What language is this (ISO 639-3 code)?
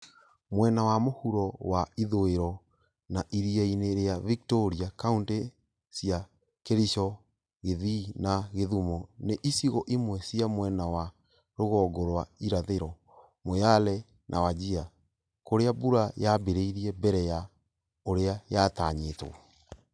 kik